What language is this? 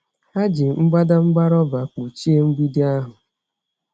Igbo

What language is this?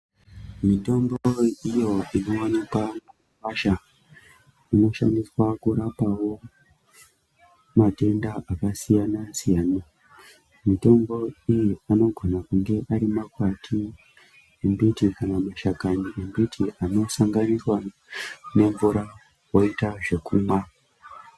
Ndau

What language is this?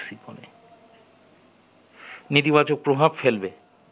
Bangla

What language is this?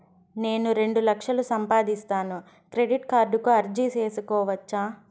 Telugu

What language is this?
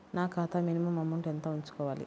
Telugu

